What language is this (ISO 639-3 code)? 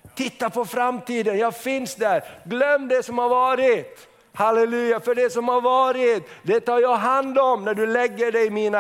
swe